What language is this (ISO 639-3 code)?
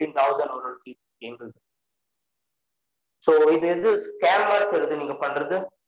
tam